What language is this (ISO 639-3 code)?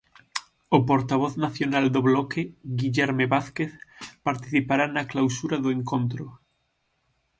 glg